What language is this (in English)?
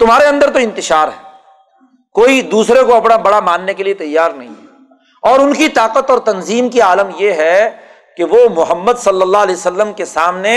Urdu